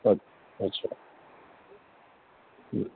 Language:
Urdu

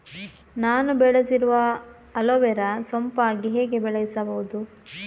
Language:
Kannada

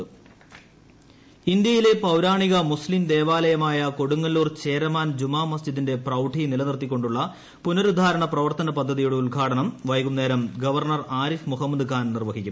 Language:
Malayalam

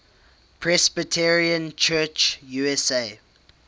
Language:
English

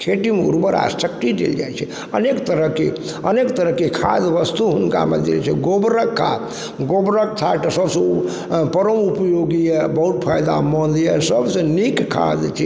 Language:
Maithili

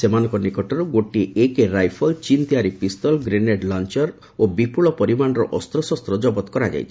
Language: Odia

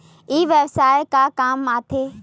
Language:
Chhattisgarhi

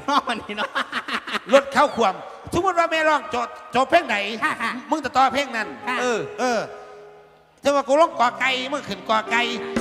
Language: Thai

